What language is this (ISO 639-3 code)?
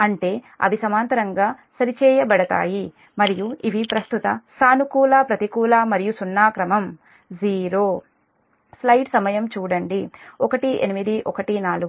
tel